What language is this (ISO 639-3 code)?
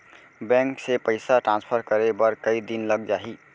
hne